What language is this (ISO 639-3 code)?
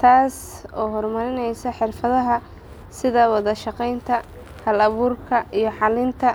som